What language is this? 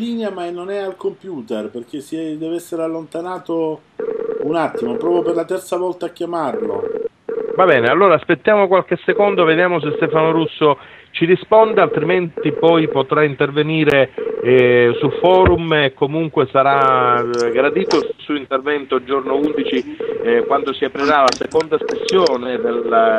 Italian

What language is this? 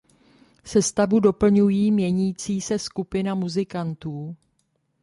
Czech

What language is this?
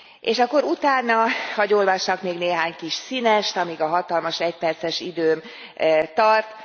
Hungarian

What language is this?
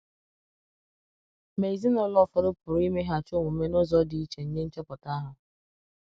Igbo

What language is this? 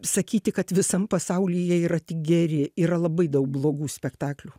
Lithuanian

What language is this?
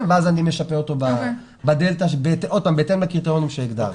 Hebrew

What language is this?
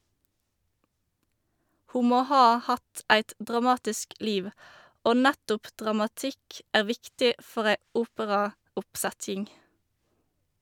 Norwegian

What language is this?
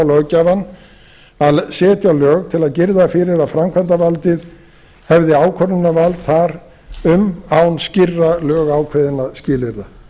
Icelandic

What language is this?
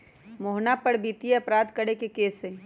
Magahi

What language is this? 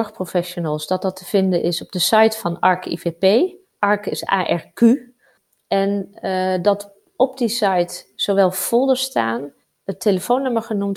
Dutch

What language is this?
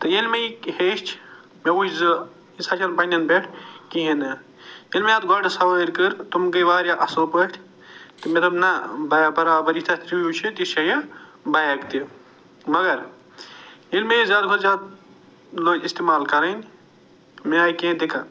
Kashmiri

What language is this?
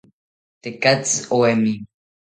South Ucayali Ashéninka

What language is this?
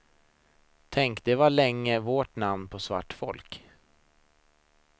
Swedish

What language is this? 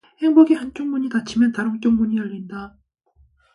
Korean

